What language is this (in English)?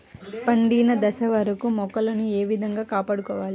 Telugu